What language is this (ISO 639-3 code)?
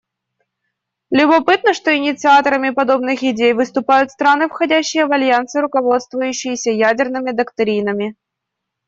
rus